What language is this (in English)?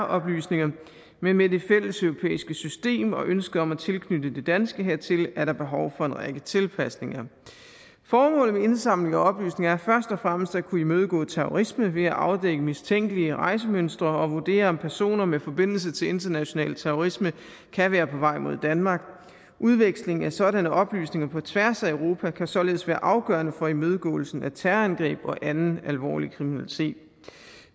Danish